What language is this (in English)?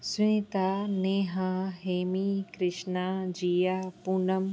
Sindhi